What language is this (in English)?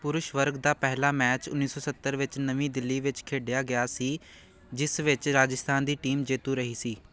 Punjabi